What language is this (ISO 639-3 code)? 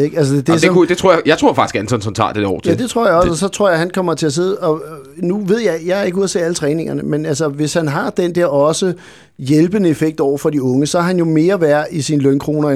dan